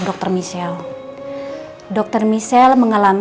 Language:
Indonesian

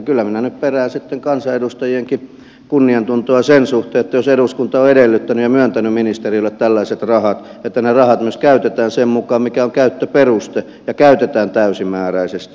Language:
Finnish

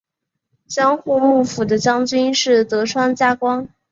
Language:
Chinese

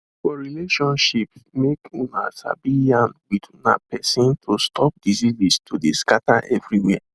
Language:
Nigerian Pidgin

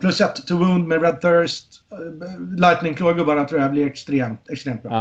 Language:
Swedish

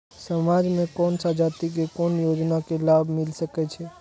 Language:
Maithili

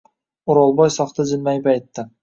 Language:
Uzbek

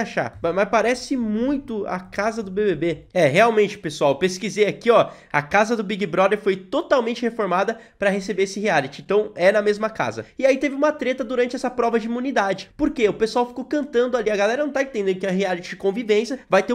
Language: Portuguese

